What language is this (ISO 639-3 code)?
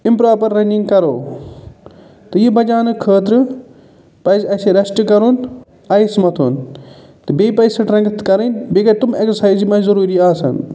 kas